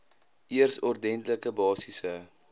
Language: Afrikaans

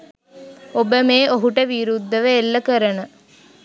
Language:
Sinhala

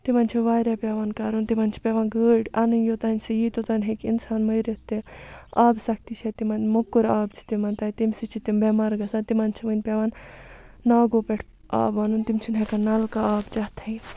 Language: Kashmiri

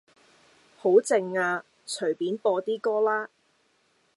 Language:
Cantonese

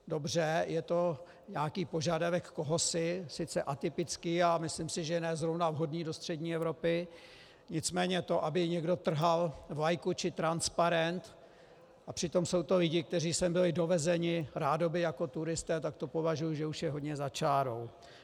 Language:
Czech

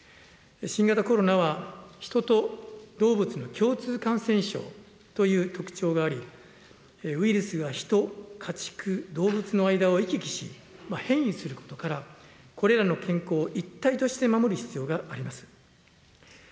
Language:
Japanese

